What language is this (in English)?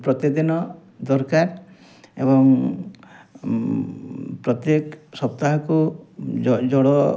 Odia